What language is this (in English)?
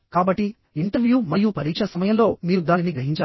Telugu